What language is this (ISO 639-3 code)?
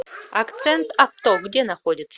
rus